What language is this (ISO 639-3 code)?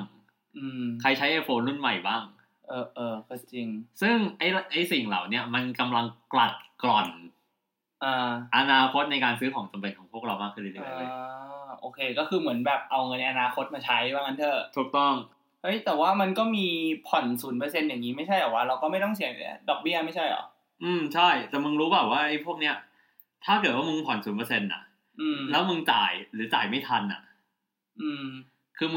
tha